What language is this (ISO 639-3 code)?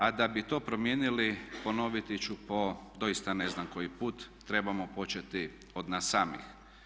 hrv